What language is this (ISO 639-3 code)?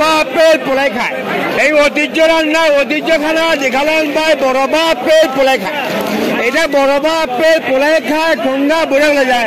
tha